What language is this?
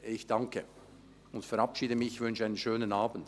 Swiss German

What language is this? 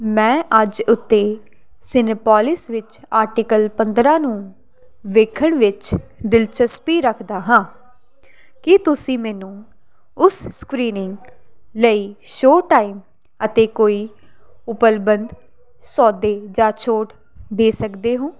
Punjabi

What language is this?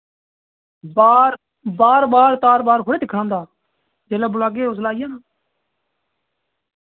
Dogri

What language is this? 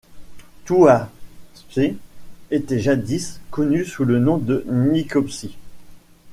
French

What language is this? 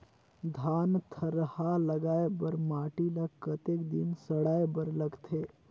Chhattisgarhi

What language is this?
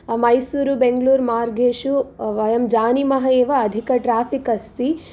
Sanskrit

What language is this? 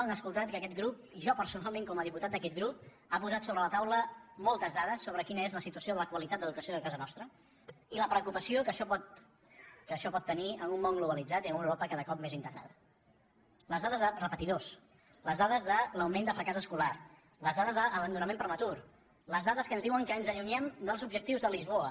Catalan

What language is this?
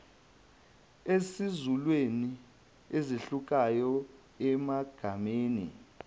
Zulu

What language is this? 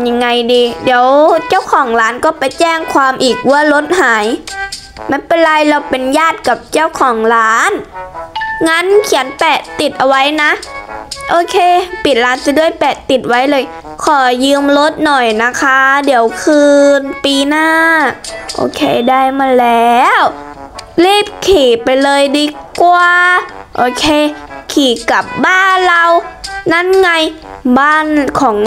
Thai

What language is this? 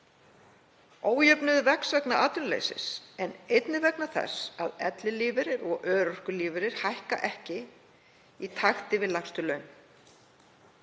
Icelandic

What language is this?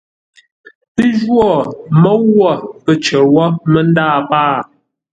Ngombale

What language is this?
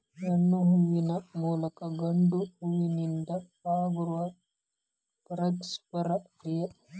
Kannada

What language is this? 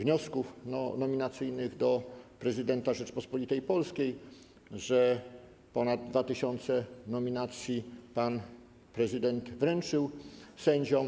Polish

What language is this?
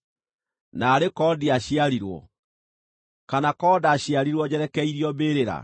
Kikuyu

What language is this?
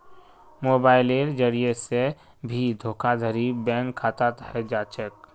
Magahi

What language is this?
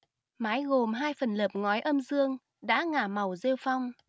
Vietnamese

